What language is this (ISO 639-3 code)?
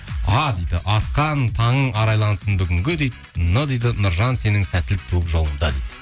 kaz